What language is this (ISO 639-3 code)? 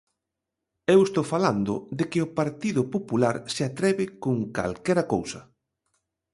glg